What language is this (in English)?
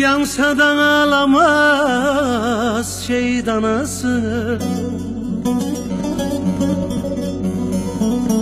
Turkish